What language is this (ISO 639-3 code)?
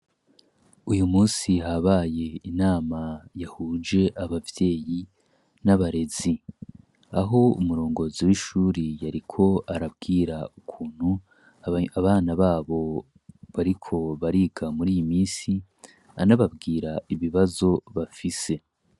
run